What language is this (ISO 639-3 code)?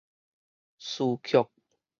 nan